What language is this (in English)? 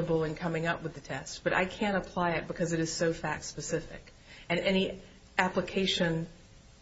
English